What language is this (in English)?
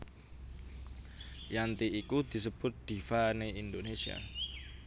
Javanese